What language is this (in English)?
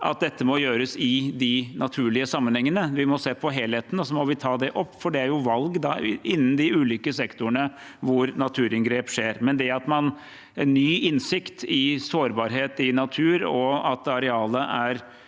Norwegian